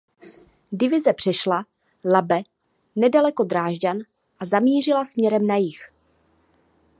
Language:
Czech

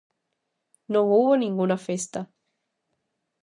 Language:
Galician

